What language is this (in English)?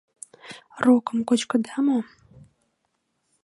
Mari